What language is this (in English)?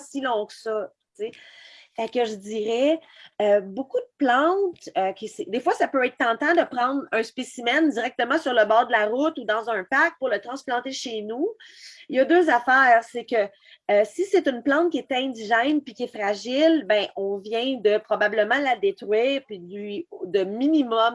French